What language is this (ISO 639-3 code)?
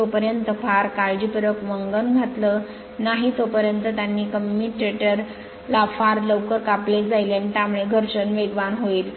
mar